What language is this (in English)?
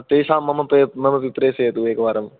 Sanskrit